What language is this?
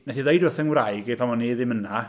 Welsh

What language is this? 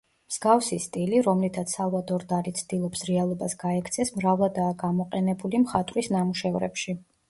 Georgian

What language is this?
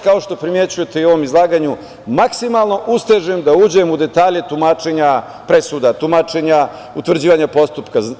Serbian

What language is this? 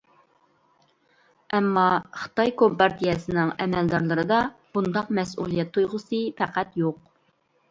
Uyghur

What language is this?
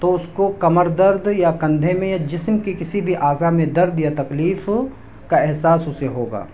Urdu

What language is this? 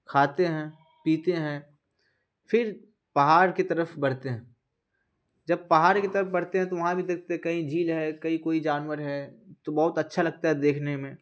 Urdu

